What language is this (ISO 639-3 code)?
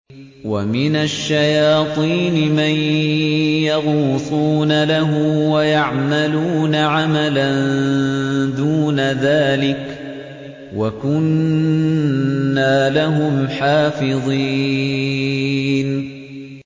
ara